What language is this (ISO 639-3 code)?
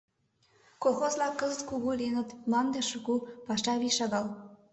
chm